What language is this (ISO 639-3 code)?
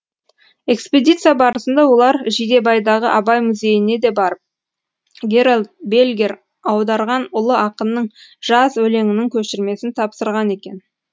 kaz